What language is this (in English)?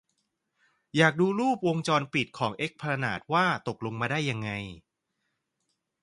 Thai